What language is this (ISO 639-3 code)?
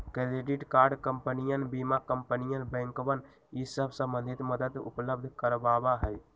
mag